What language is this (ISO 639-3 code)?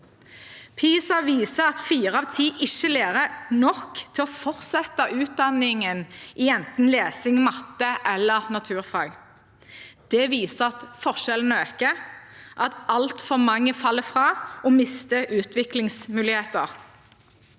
nor